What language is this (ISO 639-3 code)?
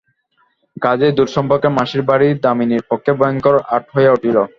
ben